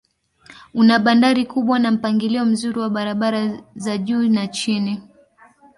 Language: Swahili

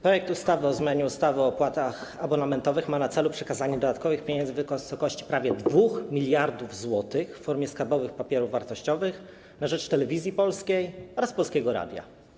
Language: Polish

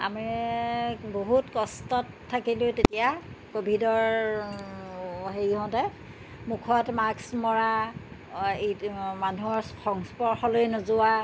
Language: Assamese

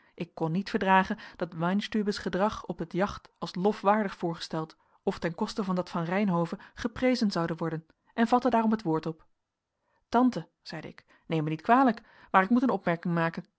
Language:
Dutch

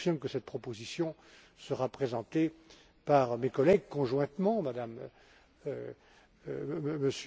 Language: French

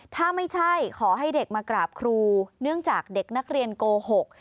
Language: Thai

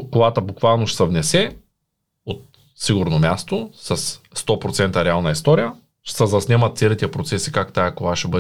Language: Bulgarian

